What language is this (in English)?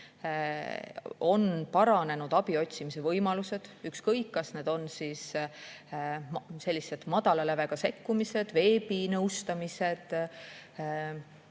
Estonian